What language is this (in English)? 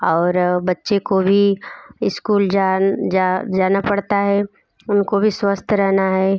Hindi